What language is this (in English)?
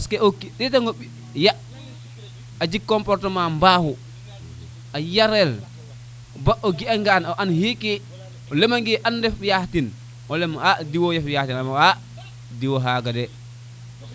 Serer